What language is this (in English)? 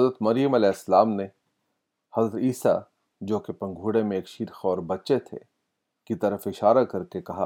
Urdu